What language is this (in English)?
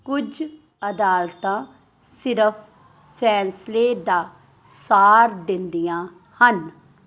Punjabi